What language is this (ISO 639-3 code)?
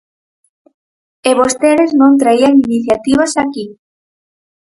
glg